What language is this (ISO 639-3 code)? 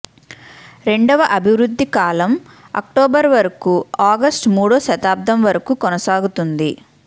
tel